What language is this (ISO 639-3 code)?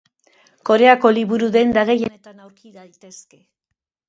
eus